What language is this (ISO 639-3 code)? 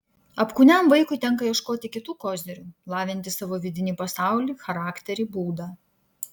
lit